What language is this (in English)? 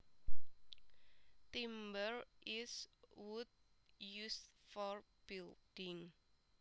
Javanese